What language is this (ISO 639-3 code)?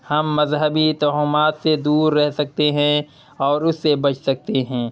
urd